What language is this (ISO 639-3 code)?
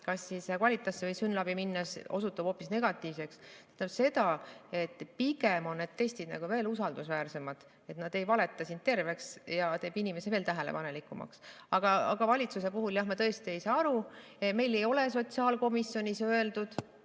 est